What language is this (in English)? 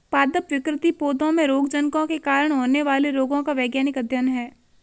Hindi